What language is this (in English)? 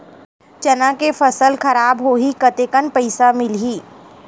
Chhattisgarhi